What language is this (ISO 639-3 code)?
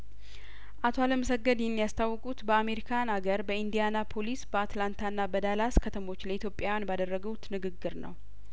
amh